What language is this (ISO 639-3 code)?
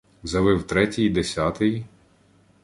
ukr